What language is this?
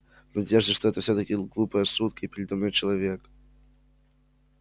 Russian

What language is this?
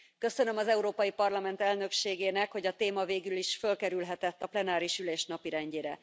Hungarian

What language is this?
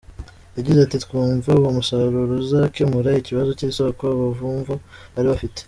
Kinyarwanda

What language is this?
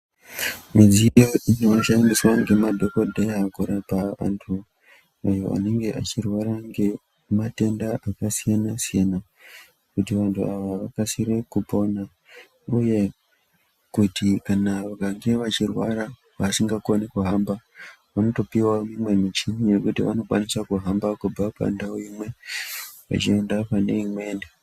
Ndau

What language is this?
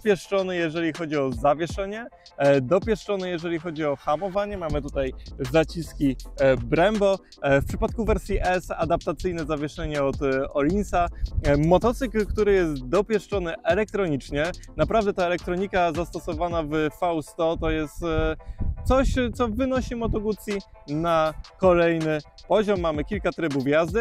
Polish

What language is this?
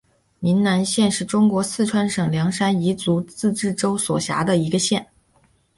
Chinese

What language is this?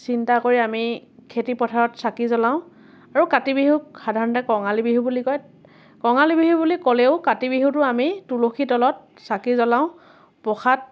Assamese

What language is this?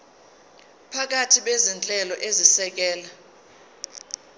Zulu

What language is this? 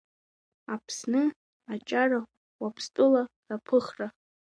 Abkhazian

